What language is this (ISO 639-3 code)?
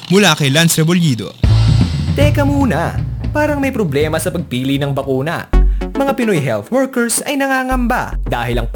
fil